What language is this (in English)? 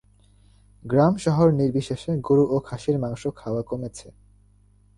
Bangla